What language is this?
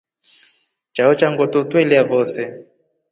Rombo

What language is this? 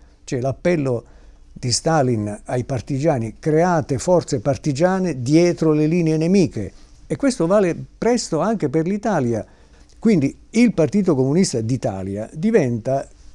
Italian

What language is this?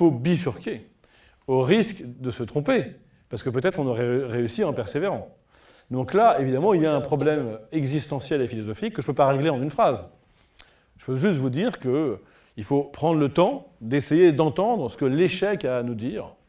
French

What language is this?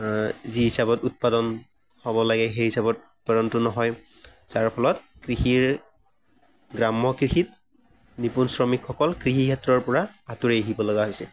Assamese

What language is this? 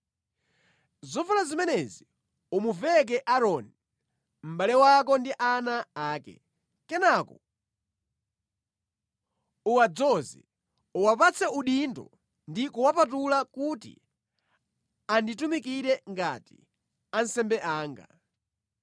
Nyanja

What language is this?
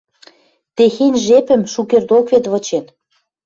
Western Mari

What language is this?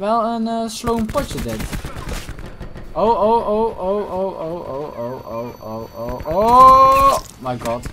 Dutch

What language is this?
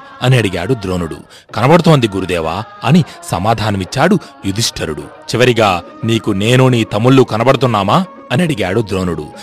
Telugu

